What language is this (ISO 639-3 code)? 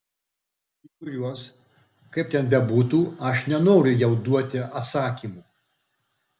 lit